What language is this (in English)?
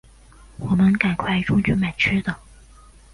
Chinese